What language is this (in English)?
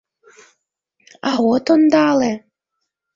Mari